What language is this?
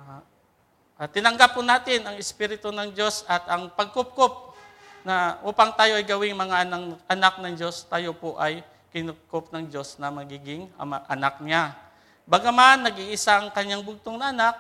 Filipino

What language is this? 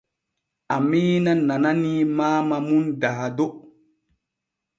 Borgu Fulfulde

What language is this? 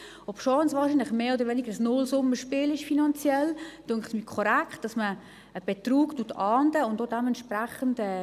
Swiss German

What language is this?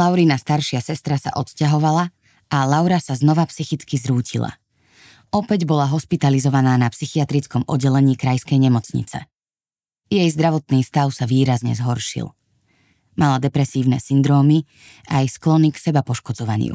Slovak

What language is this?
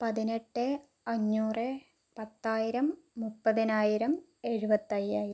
Malayalam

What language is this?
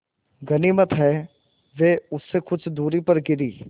Hindi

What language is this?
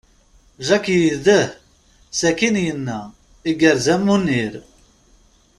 Kabyle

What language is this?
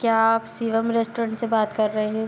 Hindi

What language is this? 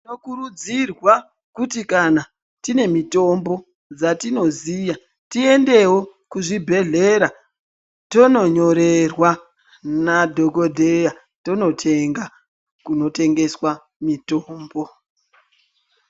Ndau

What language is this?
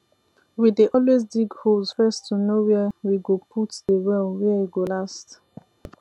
Nigerian Pidgin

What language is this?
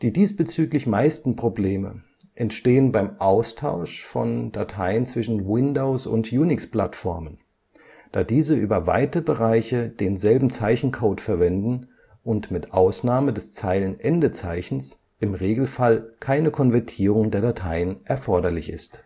German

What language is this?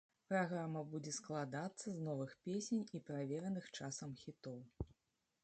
Belarusian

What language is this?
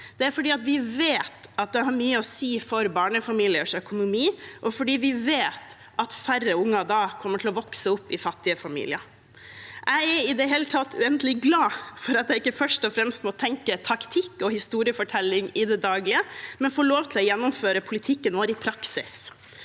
Norwegian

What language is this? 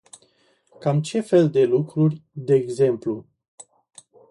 Romanian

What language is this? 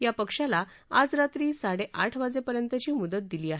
Marathi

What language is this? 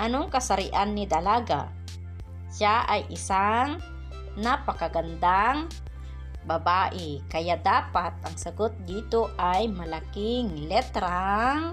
Filipino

